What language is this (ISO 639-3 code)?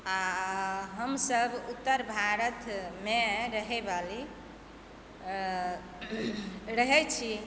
mai